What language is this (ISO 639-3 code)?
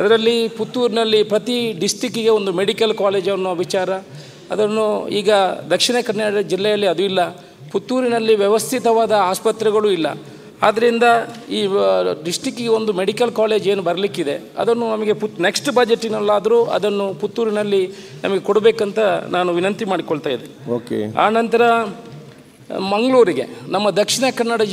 ara